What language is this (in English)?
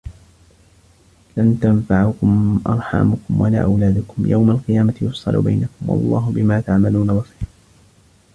Arabic